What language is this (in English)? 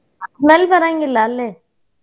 Kannada